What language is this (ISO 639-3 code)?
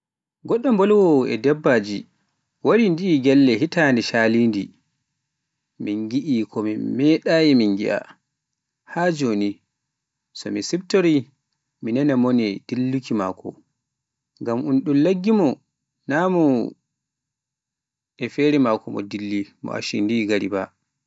fuf